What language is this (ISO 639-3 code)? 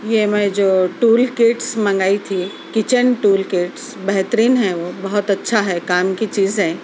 urd